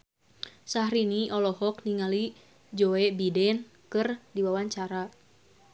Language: Sundanese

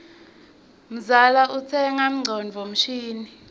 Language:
Swati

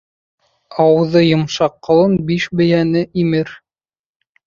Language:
Bashkir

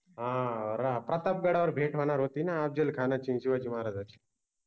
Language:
Marathi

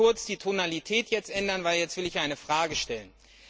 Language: German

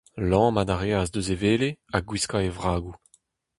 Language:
Breton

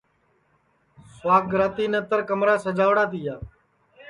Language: Sansi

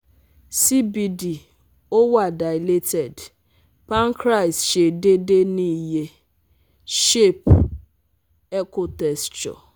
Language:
Yoruba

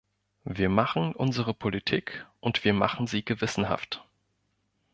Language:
German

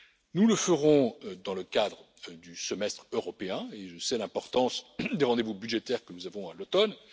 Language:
French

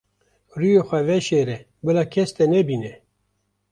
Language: Kurdish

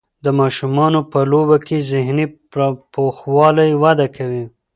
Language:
Pashto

